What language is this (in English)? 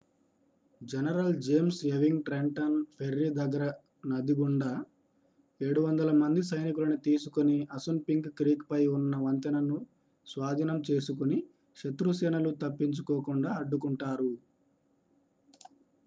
Telugu